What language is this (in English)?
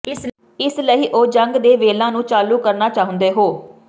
Punjabi